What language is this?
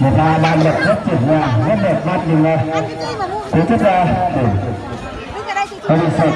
Vietnamese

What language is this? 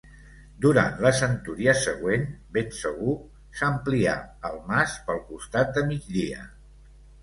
Catalan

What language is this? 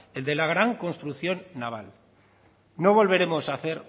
Spanish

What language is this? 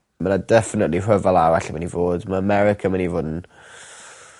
Welsh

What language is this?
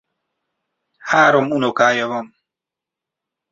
Hungarian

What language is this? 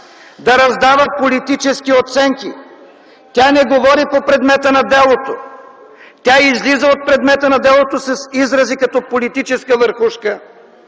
Bulgarian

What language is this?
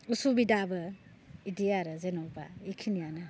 Bodo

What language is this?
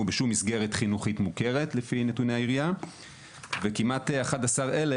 Hebrew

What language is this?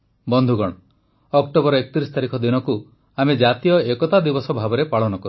Odia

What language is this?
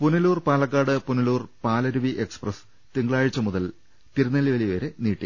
Malayalam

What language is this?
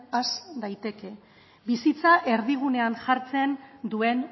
Basque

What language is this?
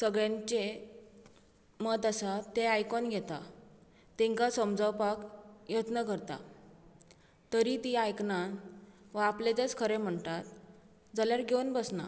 Konkani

